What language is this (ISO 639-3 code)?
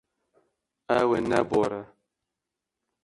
kur